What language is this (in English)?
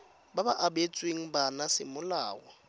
Tswana